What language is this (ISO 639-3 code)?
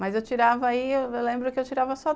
por